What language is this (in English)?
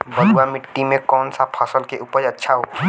Bhojpuri